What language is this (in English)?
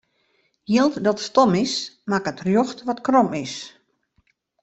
Western Frisian